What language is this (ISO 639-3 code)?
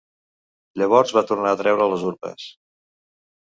cat